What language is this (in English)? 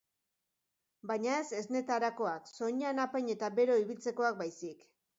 Basque